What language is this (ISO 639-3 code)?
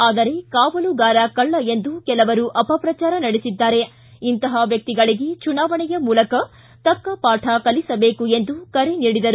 kan